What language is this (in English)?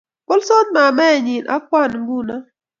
Kalenjin